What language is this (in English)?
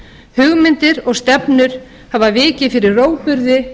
Icelandic